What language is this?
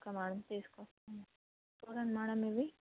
Telugu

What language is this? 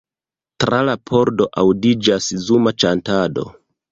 Esperanto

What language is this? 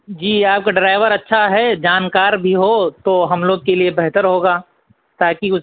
Urdu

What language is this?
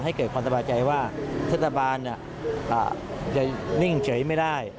Thai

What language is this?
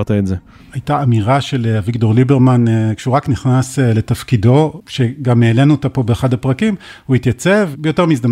Hebrew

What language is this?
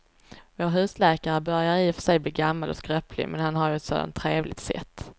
Swedish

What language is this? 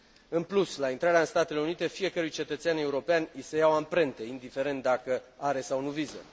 Romanian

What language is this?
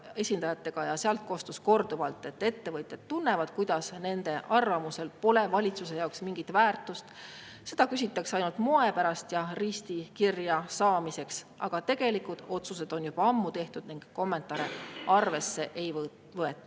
Estonian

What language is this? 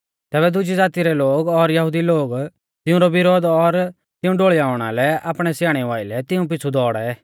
Mahasu Pahari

